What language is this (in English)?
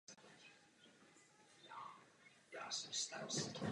Czech